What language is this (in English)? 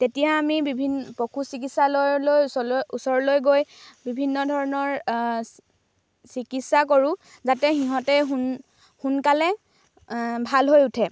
Assamese